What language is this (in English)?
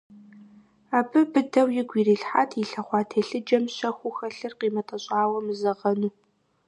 Kabardian